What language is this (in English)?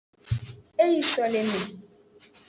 Aja (Benin)